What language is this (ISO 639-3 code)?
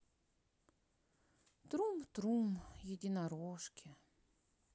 rus